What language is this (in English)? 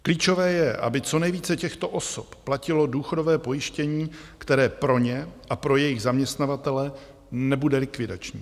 Czech